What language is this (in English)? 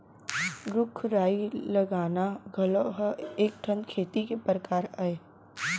Chhattisgarhi